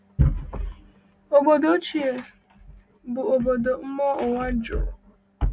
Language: Igbo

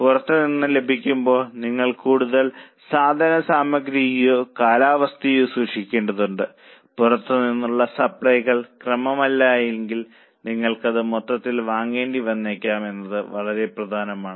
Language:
Malayalam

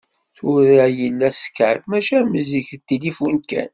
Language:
Kabyle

